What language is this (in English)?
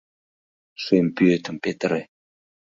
Mari